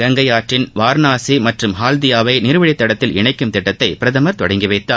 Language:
Tamil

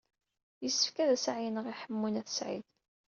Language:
Kabyle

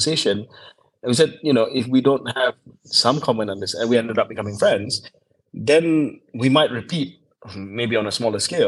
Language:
Malay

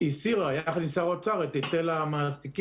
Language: Hebrew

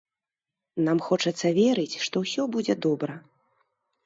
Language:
Belarusian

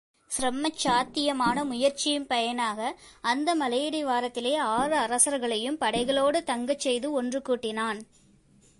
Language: Tamil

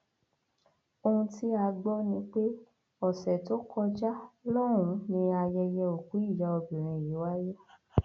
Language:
Yoruba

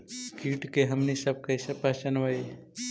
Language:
Magahi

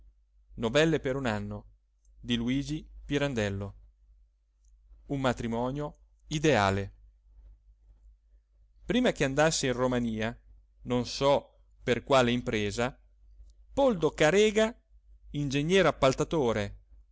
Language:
Italian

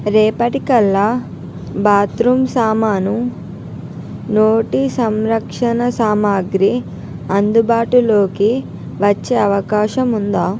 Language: Telugu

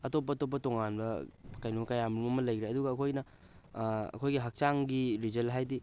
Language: Manipuri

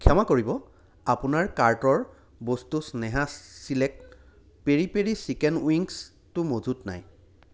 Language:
Assamese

